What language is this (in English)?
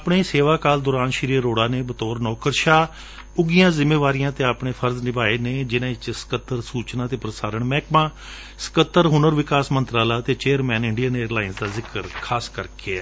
Punjabi